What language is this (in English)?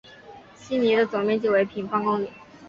Chinese